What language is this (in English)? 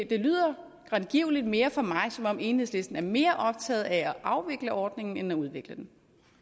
Danish